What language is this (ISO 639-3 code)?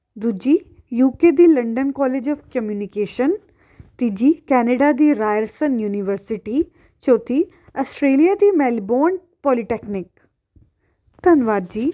pan